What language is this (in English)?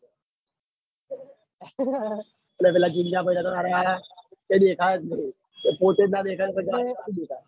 Gujarati